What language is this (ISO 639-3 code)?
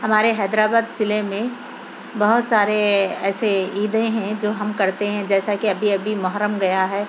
urd